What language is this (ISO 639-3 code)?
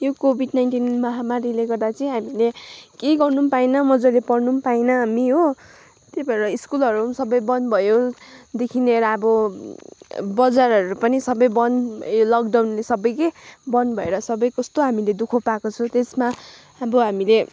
nep